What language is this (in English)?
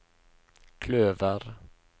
Norwegian